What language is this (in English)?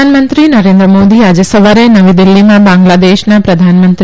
Gujarati